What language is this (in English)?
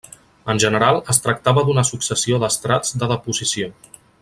Catalan